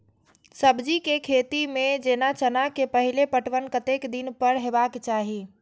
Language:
Maithili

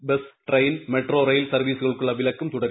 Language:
Malayalam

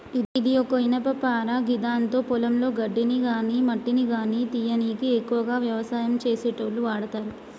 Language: Telugu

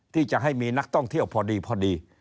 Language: Thai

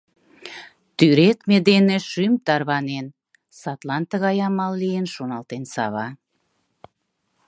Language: Mari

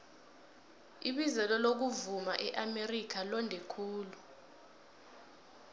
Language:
South Ndebele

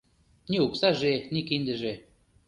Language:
Mari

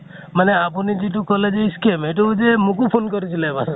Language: Assamese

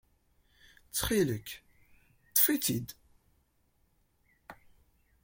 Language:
Kabyle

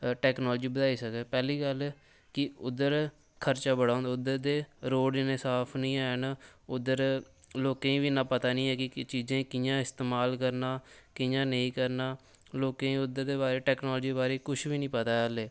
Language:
Dogri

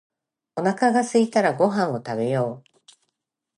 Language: Japanese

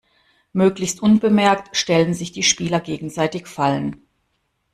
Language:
German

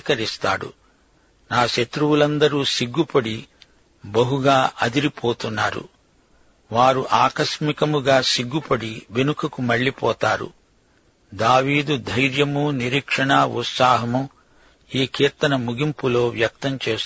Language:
Telugu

